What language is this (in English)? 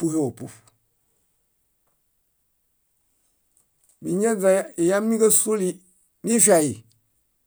Bayot